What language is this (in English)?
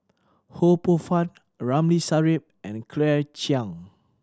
English